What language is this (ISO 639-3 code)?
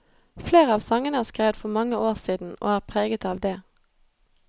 nor